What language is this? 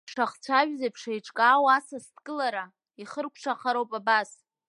Abkhazian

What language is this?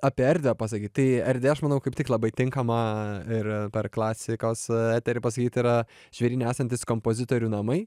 Lithuanian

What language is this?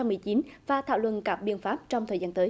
Vietnamese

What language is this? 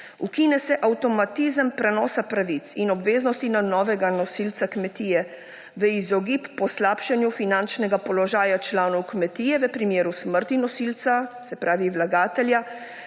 Slovenian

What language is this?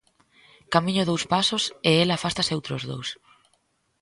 Galician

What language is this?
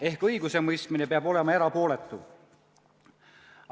Estonian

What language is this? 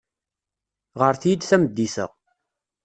Kabyle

